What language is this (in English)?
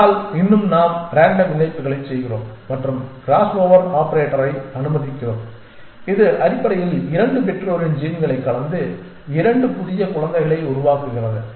Tamil